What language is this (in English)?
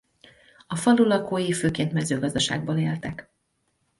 Hungarian